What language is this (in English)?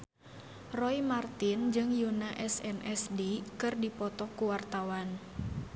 Sundanese